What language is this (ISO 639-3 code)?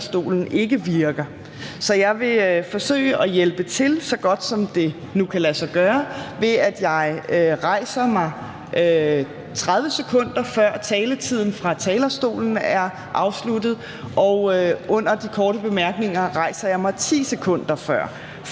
dan